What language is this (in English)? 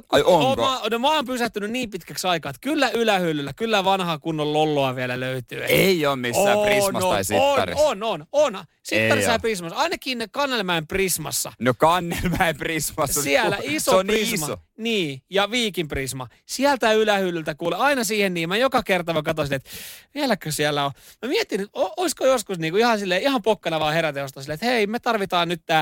Finnish